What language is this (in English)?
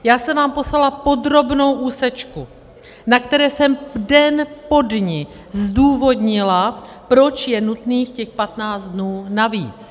Czech